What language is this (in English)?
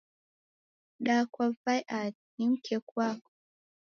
Taita